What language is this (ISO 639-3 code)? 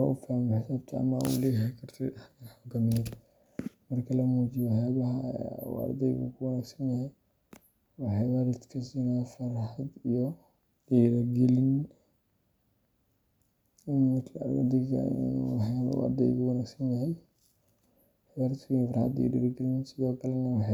som